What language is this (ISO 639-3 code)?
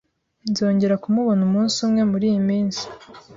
kin